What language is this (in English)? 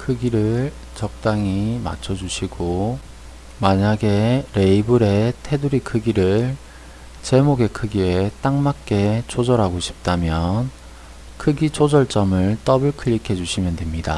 Korean